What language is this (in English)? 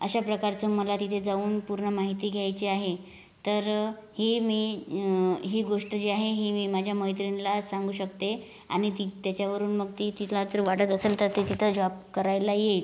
Marathi